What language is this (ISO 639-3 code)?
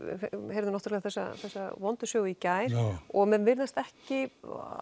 isl